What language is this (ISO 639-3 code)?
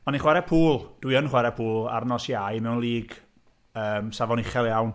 cym